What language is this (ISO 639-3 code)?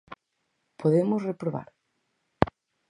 glg